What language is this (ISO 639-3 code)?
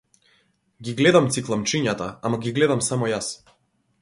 mkd